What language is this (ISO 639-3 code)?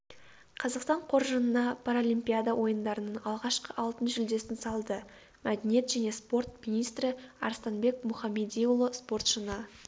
kaz